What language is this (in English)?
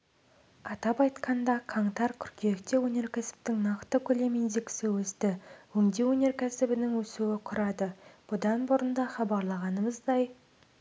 Kazakh